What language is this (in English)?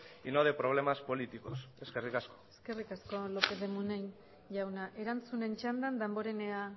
Basque